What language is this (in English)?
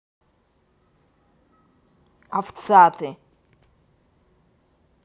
Russian